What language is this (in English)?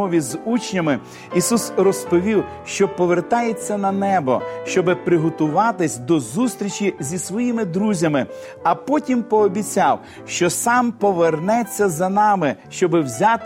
Ukrainian